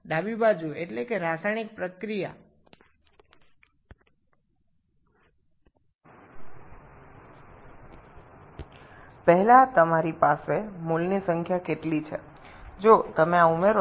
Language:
Bangla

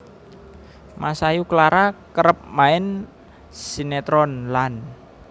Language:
Javanese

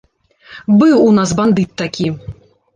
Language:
Belarusian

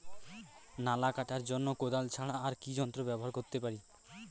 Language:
Bangla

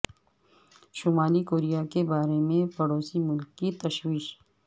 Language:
Urdu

